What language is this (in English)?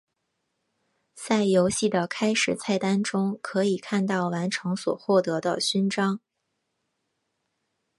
Chinese